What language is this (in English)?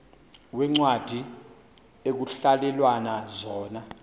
Xhosa